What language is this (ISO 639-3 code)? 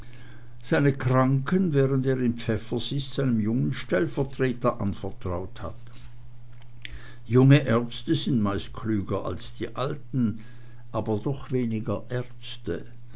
deu